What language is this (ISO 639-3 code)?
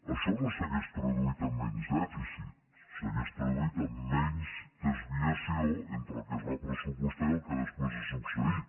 cat